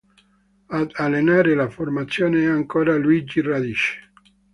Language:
Italian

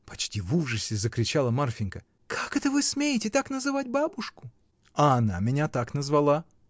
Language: Russian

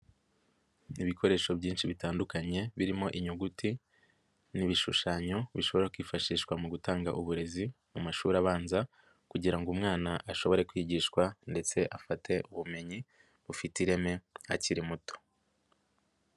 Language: Kinyarwanda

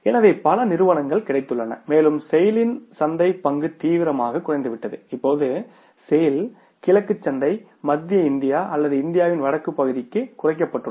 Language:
Tamil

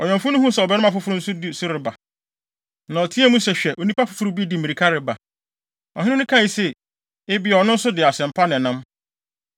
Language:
Akan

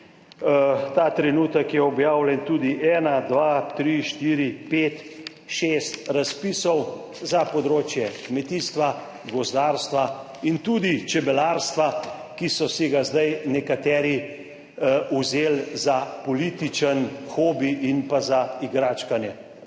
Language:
Slovenian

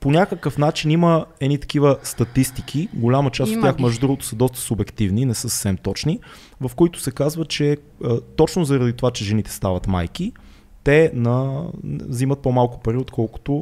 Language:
Bulgarian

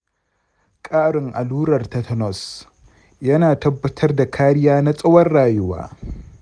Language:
Hausa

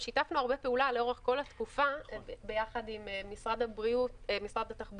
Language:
Hebrew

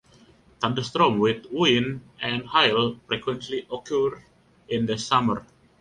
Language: English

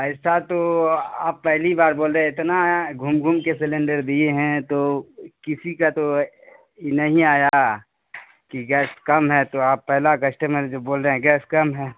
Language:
Urdu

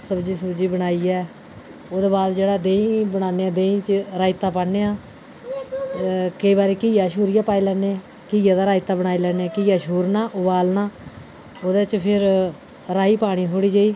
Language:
Dogri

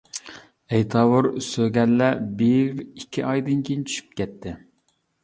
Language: Uyghur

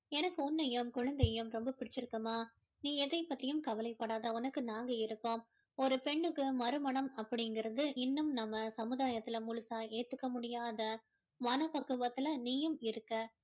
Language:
Tamil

